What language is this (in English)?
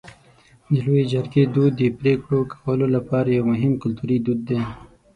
Pashto